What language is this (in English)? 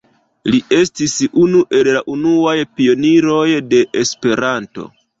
Esperanto